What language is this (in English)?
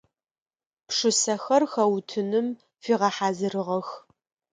Adyghe